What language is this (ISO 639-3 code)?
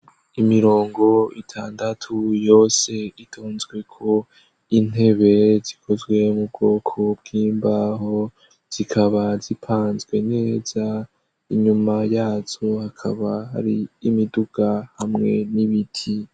run